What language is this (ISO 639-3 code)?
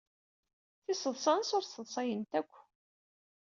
kab